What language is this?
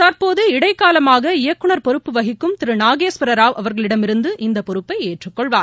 Tamil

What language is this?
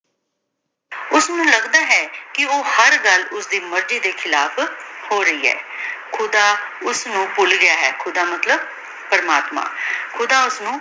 Punjabi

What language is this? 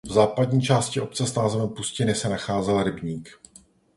Czech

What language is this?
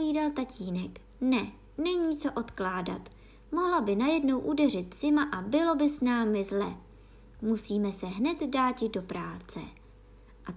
Czech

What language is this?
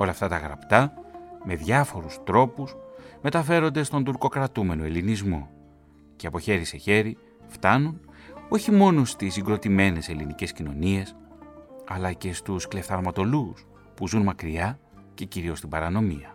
Greek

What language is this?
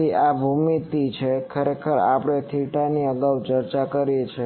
Gujarati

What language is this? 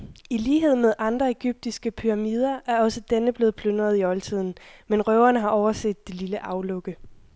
Danish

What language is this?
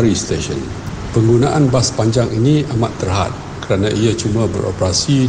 Malay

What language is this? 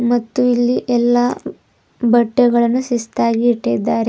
Kannada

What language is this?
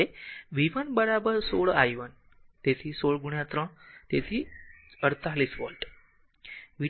Gujarati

